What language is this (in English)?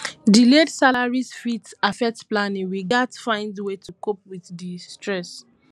Nigerian Pidgin